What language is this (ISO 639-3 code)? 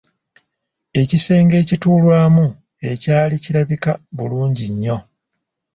lug